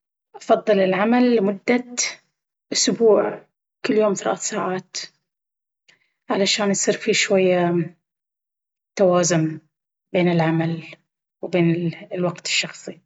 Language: Baharna Arabic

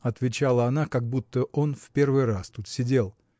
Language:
Russian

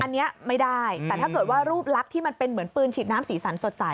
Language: Thai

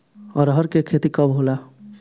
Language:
Bhojpuri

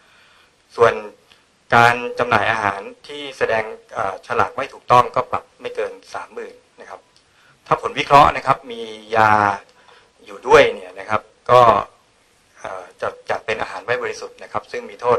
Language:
Thai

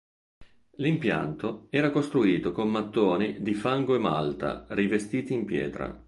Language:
Italian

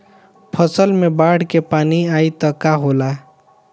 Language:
Bhojpuri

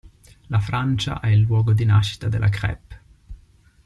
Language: Italian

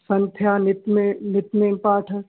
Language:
Punjabi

